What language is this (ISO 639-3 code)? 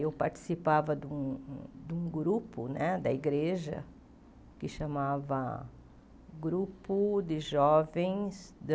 por